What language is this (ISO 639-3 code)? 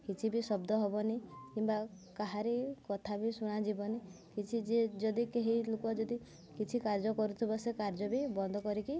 ori